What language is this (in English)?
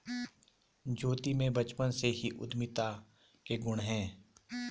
Hindi